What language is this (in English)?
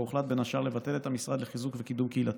Hebrew